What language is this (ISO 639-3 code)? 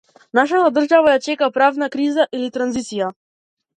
mkd